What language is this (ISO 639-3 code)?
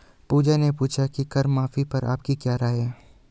hin